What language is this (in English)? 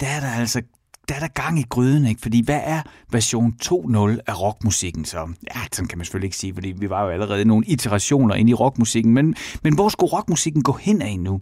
Danish